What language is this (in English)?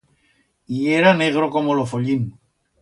Aragonese